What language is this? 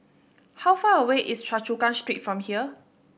English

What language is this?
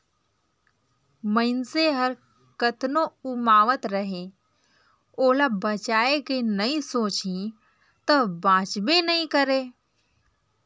Chhattisgarhi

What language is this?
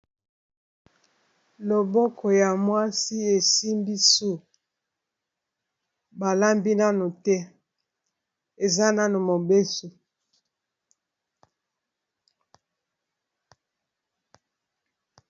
Lingala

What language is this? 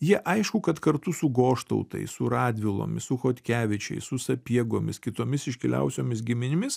Lithuanian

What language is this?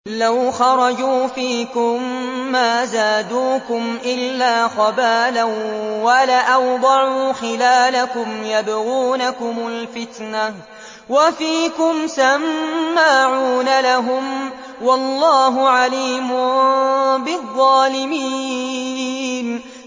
Arabic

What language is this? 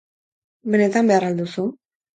Basque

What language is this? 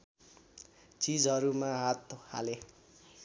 Nepali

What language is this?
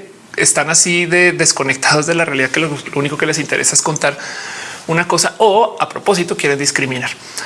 Spanish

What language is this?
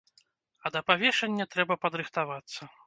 Belarusian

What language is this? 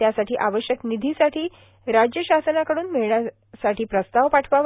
Marathi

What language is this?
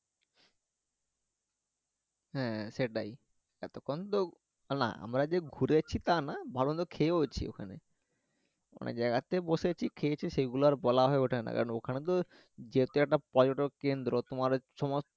Bangla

